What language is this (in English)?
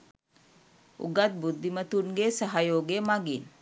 Sinhala